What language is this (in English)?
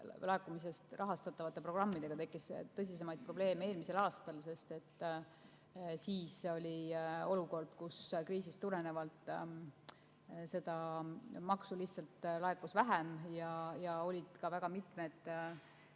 Estonian